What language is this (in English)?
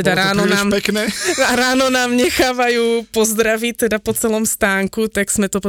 Slovak